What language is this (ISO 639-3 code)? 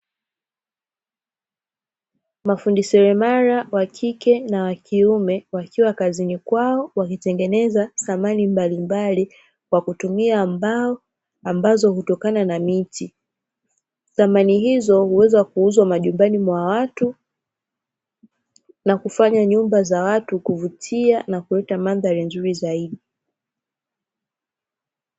swa